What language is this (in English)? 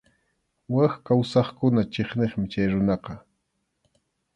Arequipa-La Unión Quechua